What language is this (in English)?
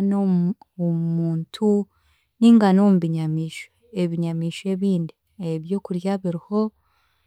Chiga